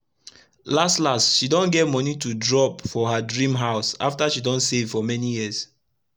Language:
Nigerian Pidgin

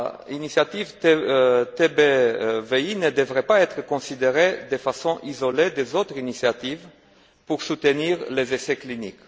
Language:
French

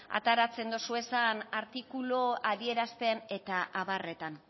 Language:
Basque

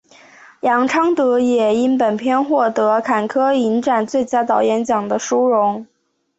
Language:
Chinese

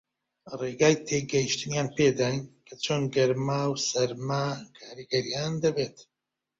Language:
Central Kurdish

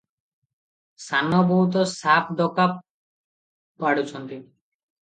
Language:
Odia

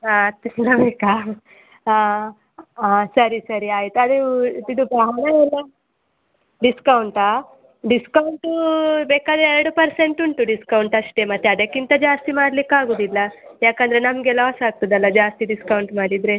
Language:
Kannada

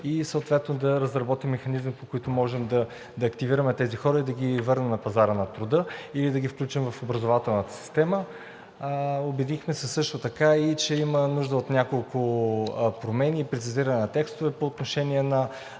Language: Bulgarian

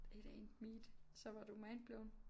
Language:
Danish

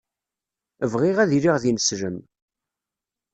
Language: Kabyle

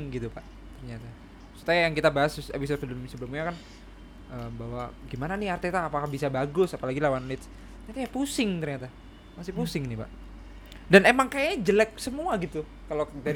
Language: Indonesian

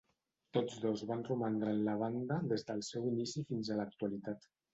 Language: Catalan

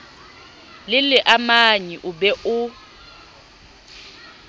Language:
Southern Sotho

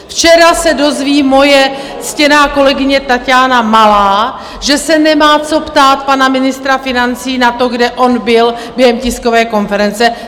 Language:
Czech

